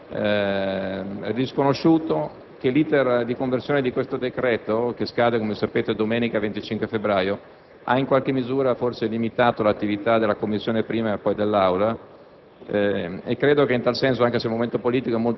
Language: Italian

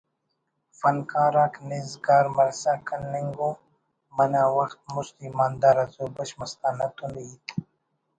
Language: Brahui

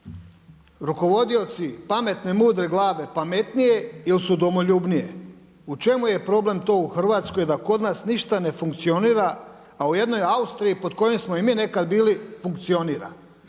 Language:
Croatian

